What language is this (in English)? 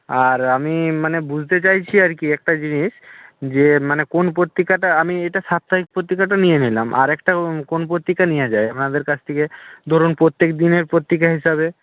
Bangla